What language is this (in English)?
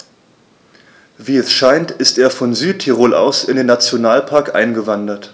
German